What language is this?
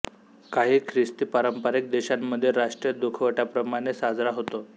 Marathi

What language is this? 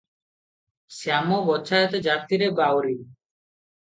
Odia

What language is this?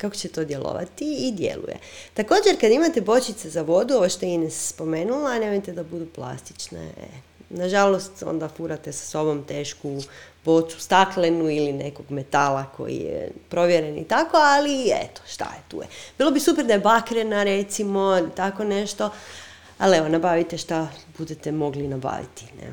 Croatian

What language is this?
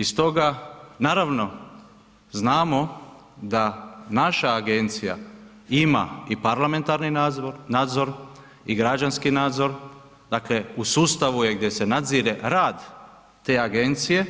Croatian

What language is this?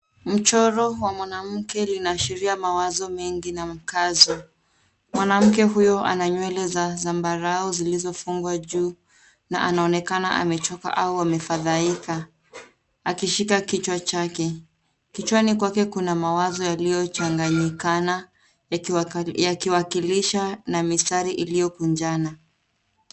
Swahili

